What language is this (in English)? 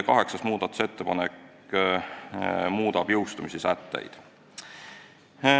Estonian